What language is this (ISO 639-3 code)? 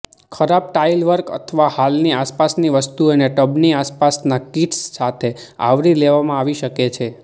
guj